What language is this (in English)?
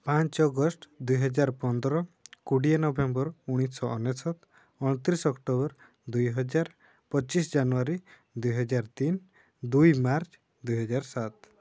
Odia